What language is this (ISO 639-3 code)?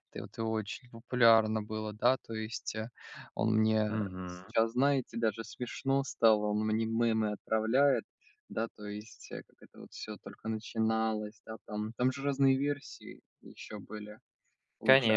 rus